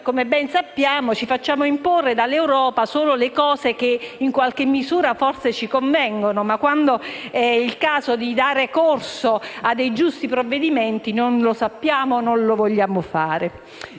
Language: Italian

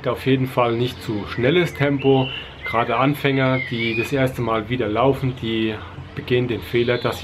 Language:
German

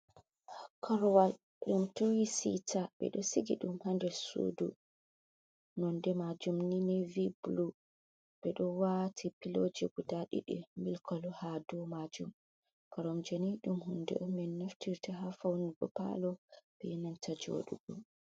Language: Fula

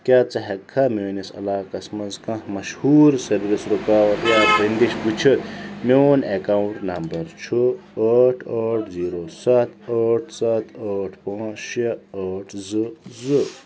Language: Kashmiri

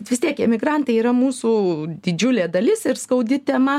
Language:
Lithuanian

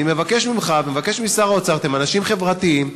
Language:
Hebrew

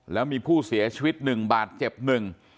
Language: Thai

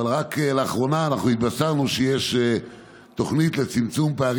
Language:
Hebrew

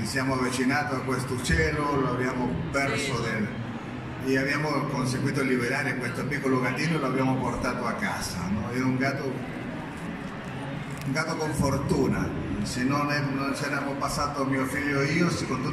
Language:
Italian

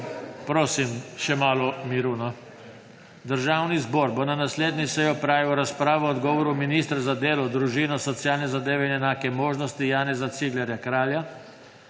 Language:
Slovenian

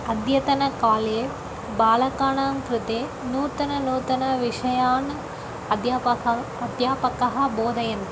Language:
Sanskrit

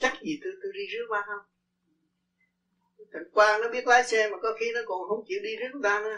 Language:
Vietnamese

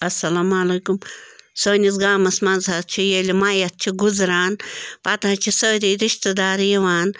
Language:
Kashmiri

